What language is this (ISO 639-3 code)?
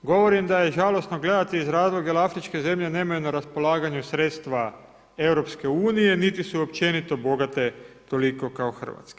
hrv